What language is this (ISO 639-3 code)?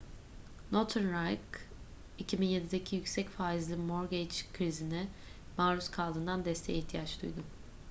tur